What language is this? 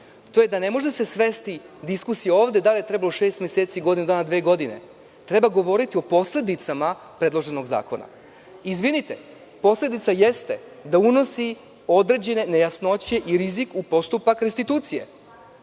Serbian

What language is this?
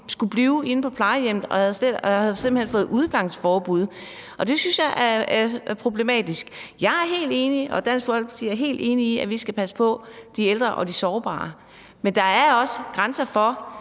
Danish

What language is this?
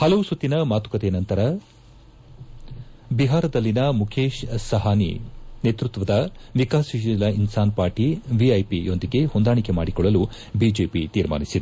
Kannada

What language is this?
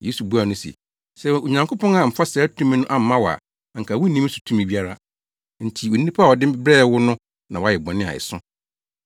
Akan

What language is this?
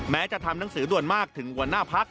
Thai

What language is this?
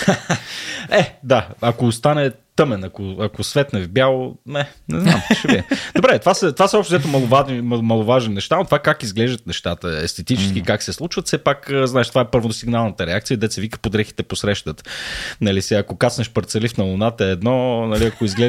Bulgarian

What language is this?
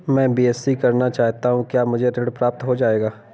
Hindi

